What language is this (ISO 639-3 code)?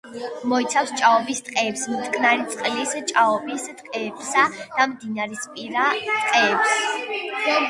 kat